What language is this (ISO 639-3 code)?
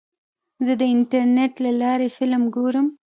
pus